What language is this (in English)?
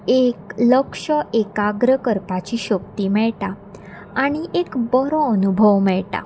Konkani